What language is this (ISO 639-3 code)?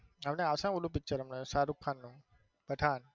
guj